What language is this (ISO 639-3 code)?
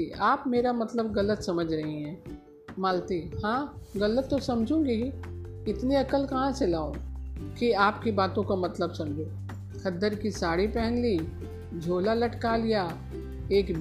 hin